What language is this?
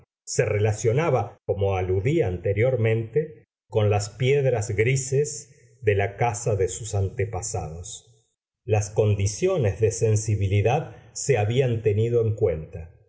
Spanish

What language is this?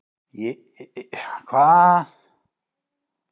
Icelandic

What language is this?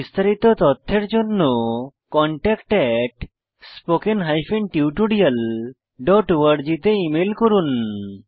Bangla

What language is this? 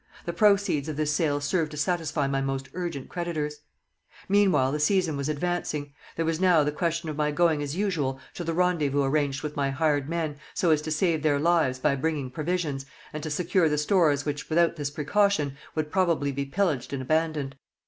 English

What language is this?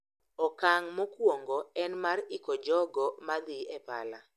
Luo (Kenya and Tanzania)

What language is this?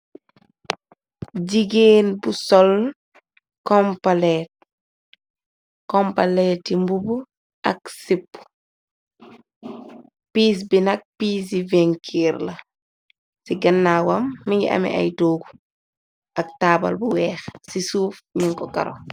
Wolof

